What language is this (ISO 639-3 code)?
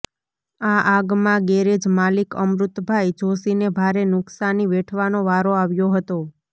guj